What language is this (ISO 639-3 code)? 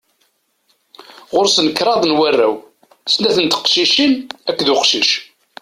kab